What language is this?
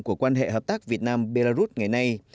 Vietnamese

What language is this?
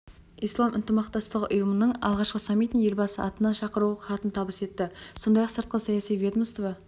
Kazakh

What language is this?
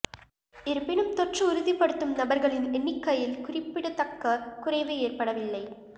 Tamil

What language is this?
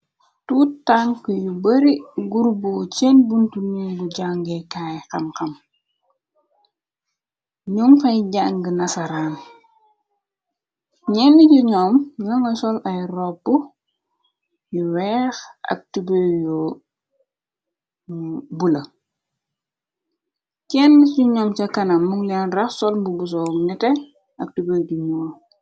Wolof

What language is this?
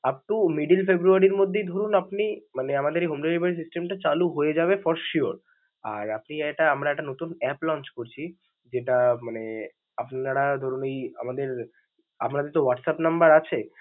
Bangla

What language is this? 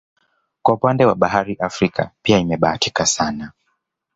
Swahili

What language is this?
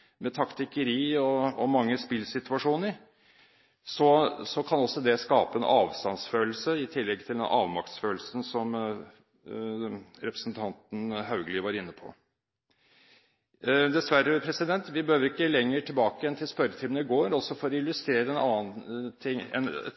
Norwegian Bokmål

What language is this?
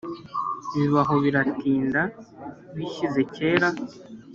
Kinyarwanda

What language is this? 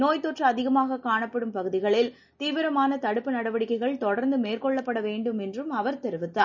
Tamil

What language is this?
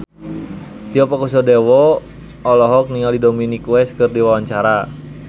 Sundanese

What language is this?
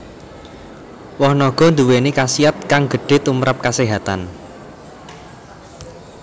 Javanese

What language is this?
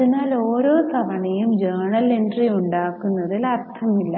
Malayalam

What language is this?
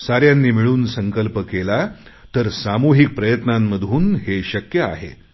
Marathi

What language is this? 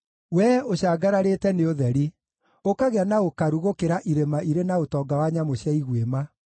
Kikuyu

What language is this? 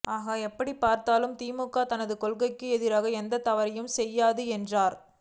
Tamil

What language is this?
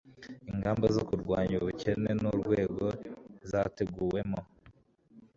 Kinyarwanda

